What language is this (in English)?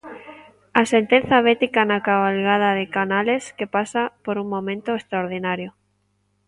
Galician